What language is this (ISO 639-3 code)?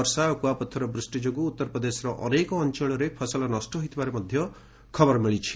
ori